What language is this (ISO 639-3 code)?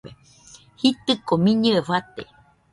hux